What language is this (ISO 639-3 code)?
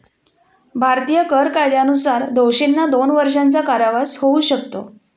mar